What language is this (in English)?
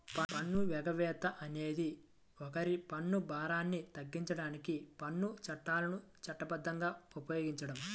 Telugu